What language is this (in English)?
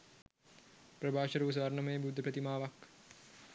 Sinhala